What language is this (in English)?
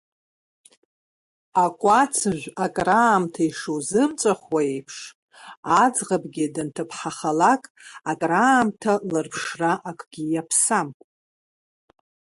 Abkhazian